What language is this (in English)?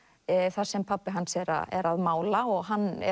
Icelandic